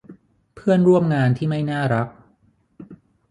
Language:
Thai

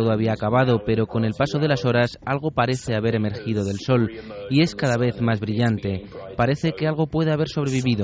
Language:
Spanish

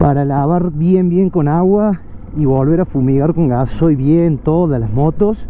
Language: Spanish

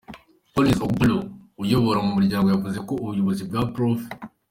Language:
Kinyarwanda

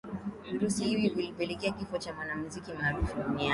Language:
Swahili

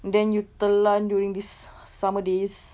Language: English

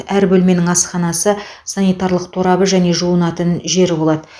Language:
Kazakh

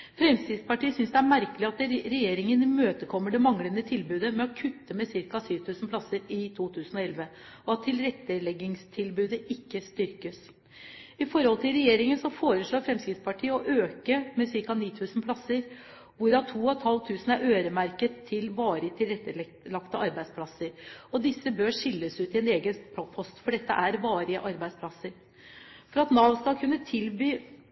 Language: Norwegian Bokmål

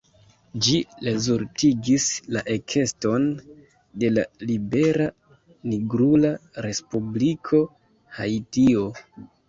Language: Esperanto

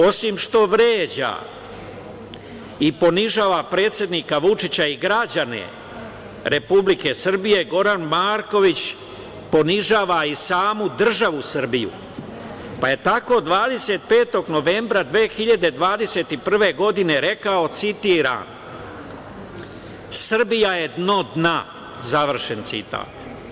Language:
Serbian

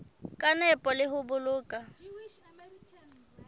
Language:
Southern Sotho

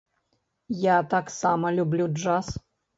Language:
Belarusian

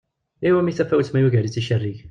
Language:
Kabyle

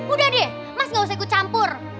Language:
Indonesian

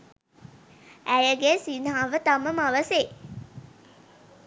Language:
Sinhala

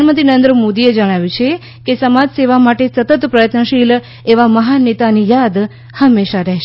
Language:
Gujarati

